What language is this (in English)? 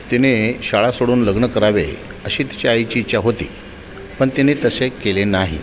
Marathi